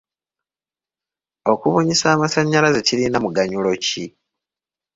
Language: Ganda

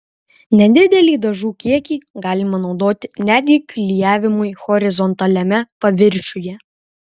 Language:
Lithuanian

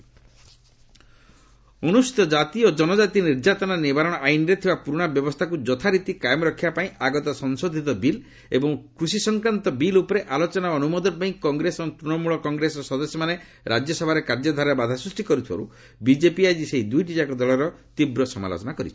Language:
Odia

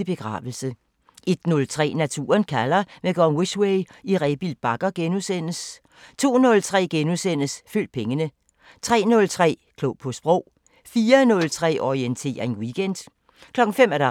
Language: Danish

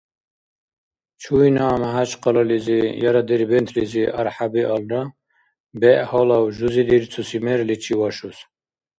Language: Dargwa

